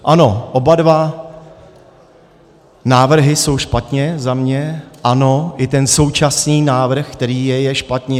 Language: Czech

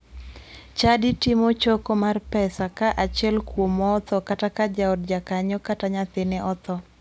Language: Luo (Kenya and Tanzania)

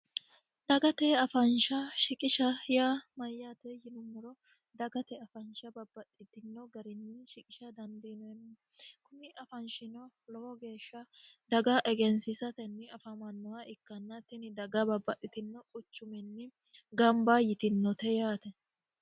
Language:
Sidamo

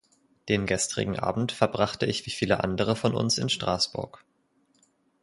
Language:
German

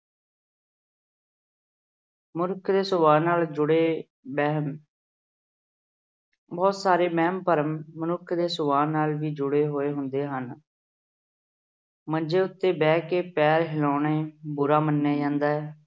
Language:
Punjabi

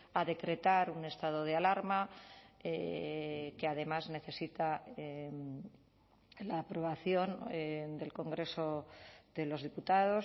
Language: Spanish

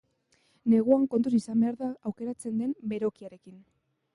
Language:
Basque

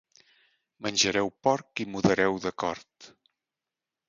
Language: Catalan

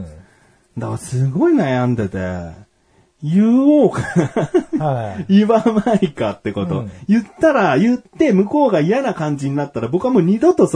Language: Japanese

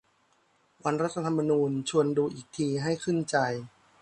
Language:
Thai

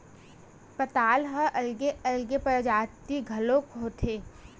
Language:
Chhattisgarhi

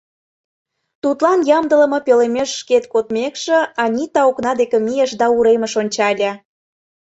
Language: Mari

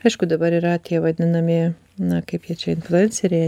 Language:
Lithuanian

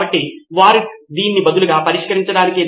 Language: Telugu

